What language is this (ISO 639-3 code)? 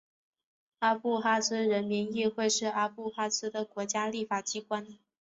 zho